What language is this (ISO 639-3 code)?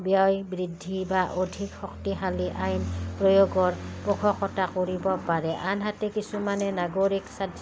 asm